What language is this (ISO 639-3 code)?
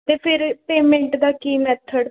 pan